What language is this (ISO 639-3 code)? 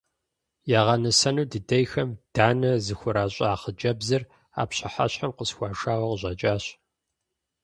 kbd